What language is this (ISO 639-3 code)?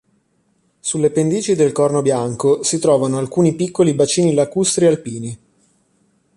ita